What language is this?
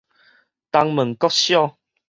Min Nan Chinese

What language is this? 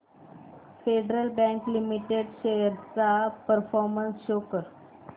Marathi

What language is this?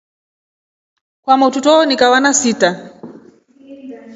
Rombo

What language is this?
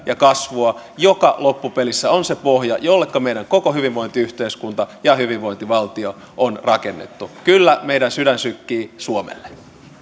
Finnish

